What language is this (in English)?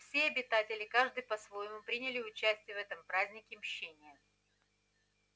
Russian